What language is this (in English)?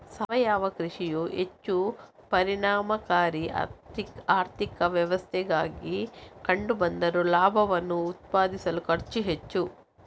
Kannada